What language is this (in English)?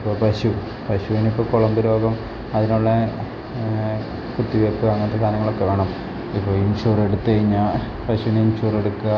Malayalam